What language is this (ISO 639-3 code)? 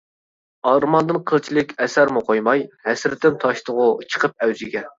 uig